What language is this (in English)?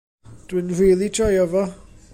Welsh